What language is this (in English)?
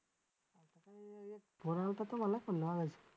Marathi